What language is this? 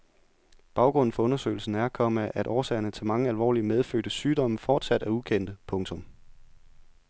Danish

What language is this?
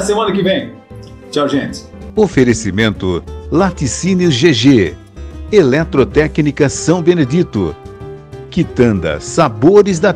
Portuguese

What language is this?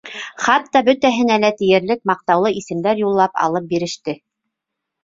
Bashkir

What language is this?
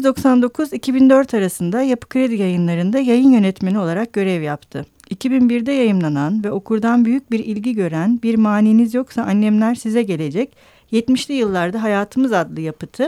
Turkish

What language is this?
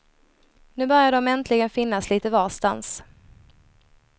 Swedish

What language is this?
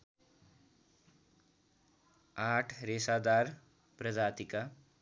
Nepali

